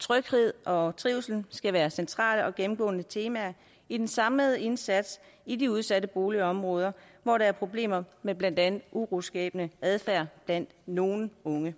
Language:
Danish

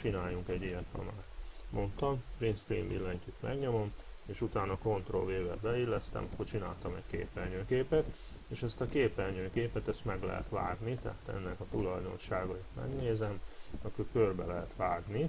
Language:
Hungarian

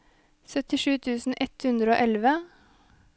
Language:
Norwegian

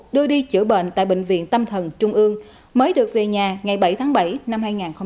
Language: Vietnamese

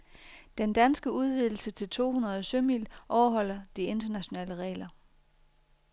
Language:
Danish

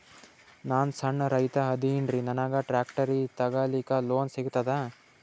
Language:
Kannada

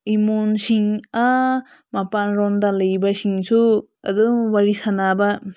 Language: Manipuri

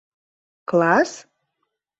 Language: Mari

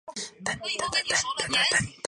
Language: Chinese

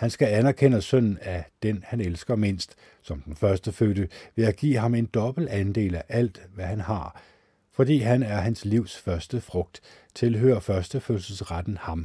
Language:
Danish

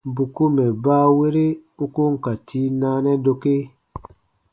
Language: Baatonum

